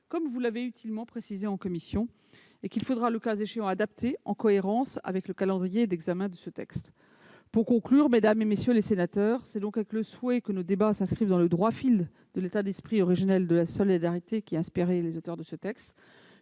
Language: French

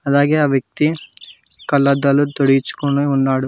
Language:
Telugu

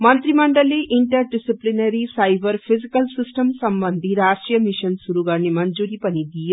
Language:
Nepali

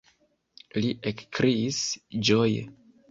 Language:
Esperanto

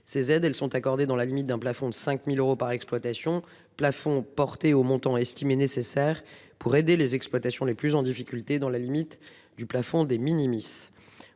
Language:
French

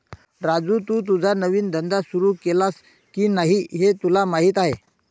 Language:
Marathi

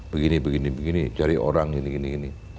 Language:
Indonesian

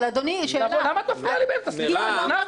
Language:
Hebrew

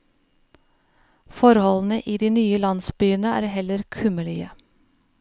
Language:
Norwegian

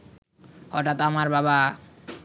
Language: Bangla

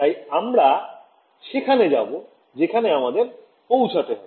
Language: Bangla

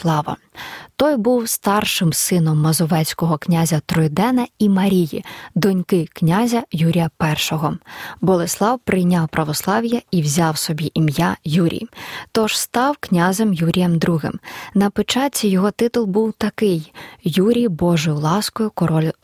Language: Ukrainian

